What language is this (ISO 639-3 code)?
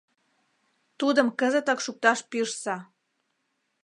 chm